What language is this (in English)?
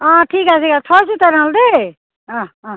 Assamese